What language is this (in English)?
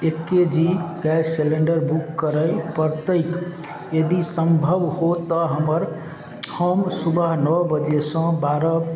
Maithili